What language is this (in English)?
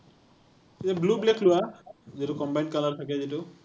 Assamese